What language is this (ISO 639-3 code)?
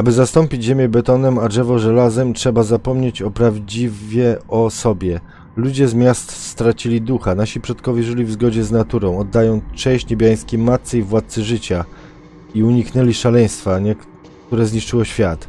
pol